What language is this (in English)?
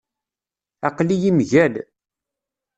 Kabyle